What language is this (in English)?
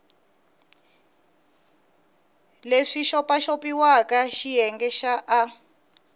Tsonga